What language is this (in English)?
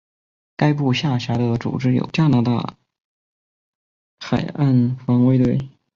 Chinese